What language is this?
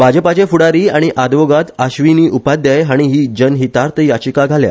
Konkani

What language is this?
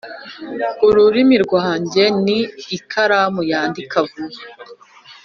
Kinyarwanda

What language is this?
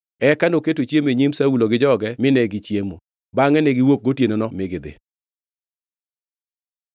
Luo (Kenya and Tanzania)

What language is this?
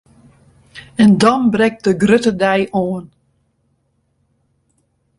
Western Frisian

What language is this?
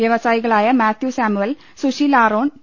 Malayalam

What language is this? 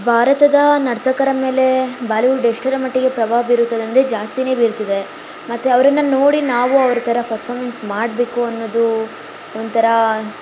Kannada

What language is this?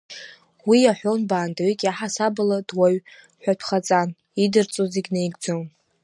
Abkhazian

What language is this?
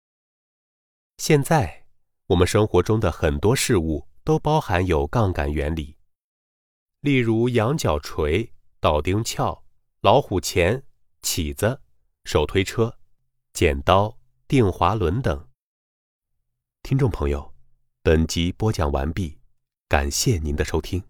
Chinese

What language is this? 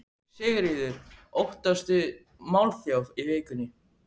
Icelandic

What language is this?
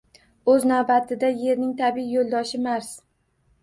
Uzbek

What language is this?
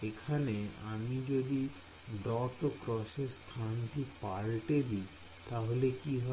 Bangla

